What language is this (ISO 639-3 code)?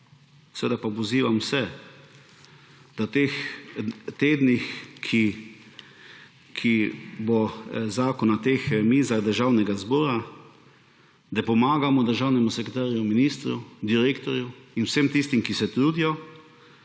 slv